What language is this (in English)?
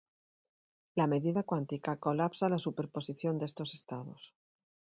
Spanish